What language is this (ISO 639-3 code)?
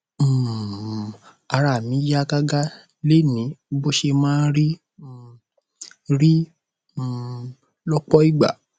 yor